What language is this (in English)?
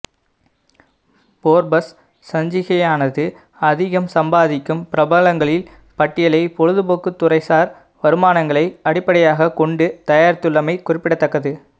Tamil